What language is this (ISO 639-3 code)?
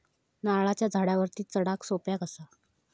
mar